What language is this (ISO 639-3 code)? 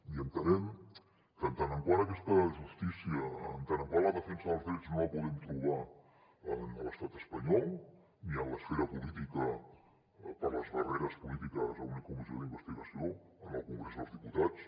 cat